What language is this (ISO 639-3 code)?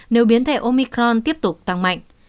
vie